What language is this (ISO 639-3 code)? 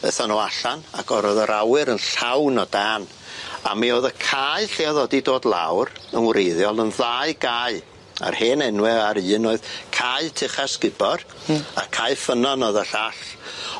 cym